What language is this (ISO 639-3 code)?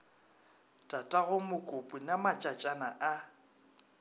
nso